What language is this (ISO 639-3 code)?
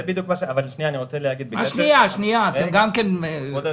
heb